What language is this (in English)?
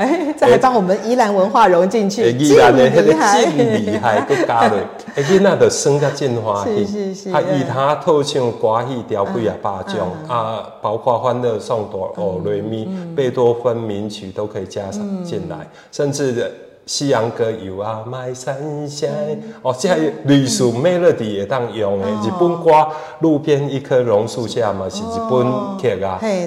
Chinese